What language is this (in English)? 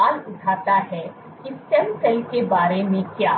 Hindi